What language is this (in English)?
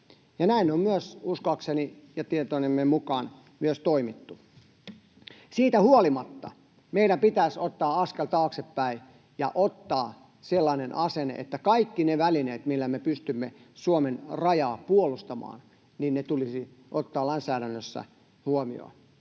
Finnish